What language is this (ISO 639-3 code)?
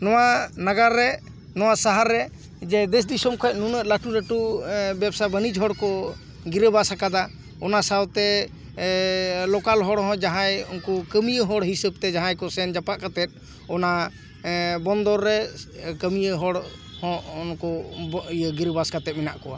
sat